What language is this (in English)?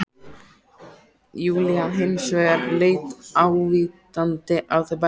Icelandic